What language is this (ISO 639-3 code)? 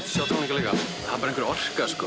isl